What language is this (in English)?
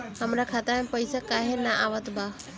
Bhojpuri